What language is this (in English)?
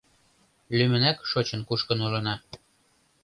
Mari